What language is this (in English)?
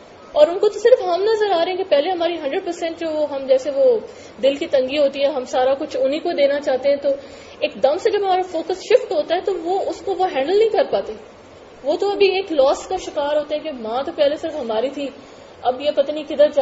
Urdu